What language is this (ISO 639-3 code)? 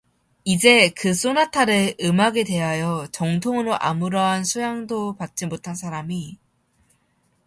kor